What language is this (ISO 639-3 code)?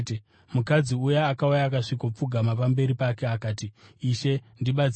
sna